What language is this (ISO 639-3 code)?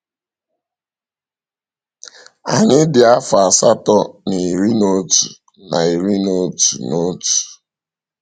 ibo